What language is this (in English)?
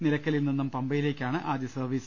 Malayalam